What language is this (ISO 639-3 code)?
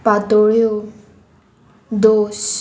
kok